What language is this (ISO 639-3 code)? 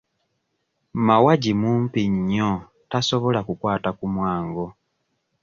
lug